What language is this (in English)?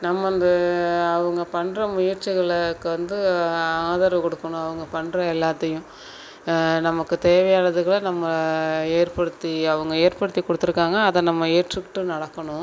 Tamil